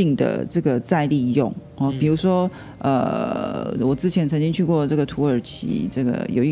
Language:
Chinese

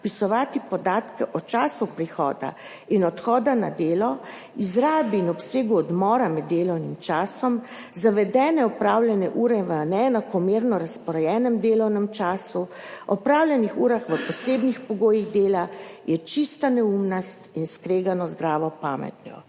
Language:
Slovenian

